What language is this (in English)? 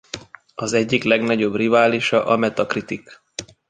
Hungarian